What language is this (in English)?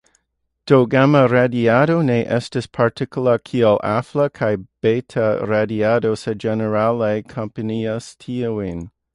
Esperanto